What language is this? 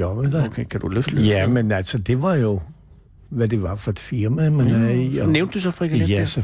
Danish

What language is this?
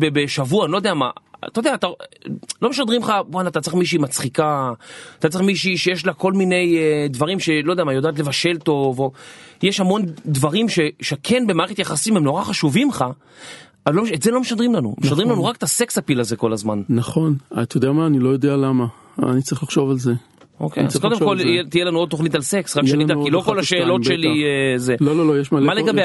Hebrew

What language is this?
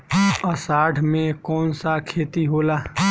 Bhojpuri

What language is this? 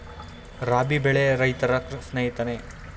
Kannada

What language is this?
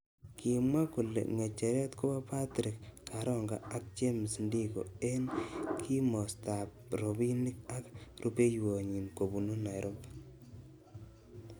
Kalenjin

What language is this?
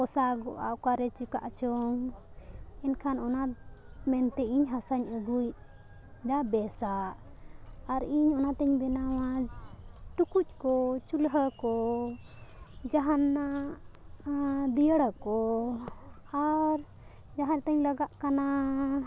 Santali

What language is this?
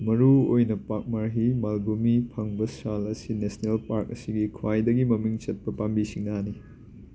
Manipuri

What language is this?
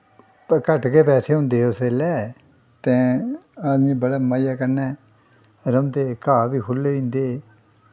Dogri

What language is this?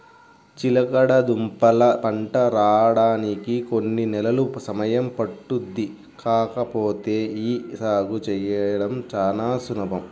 Telugu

